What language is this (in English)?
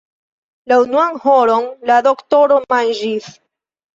Esperanto